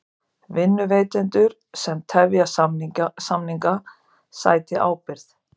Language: Icelandic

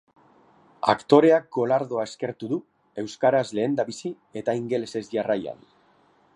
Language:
Basque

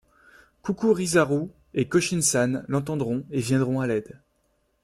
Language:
French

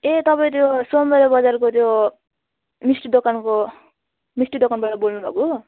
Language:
Nepali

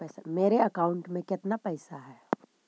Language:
Magahi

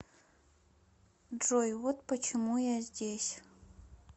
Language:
Russian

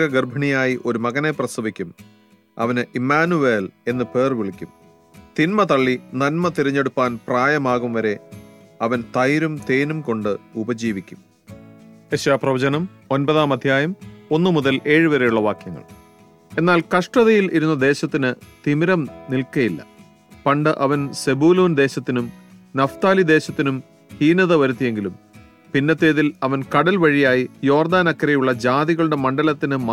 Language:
English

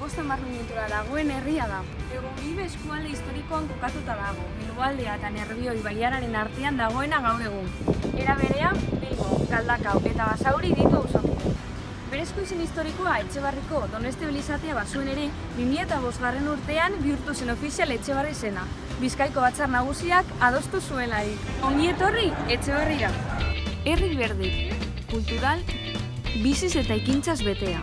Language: Basque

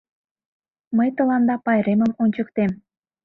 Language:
Mari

